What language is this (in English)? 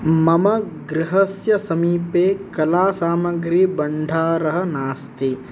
Sanskrit